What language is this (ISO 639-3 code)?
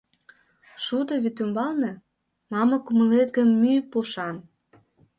chm